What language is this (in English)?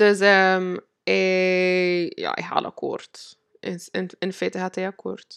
Dutch